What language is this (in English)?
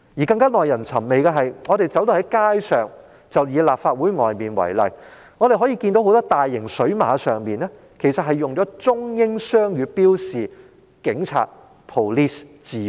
Cantonese